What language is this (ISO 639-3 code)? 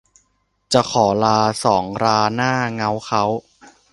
tha